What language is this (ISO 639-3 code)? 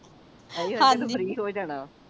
pan